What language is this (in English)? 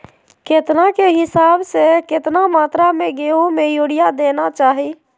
Magahi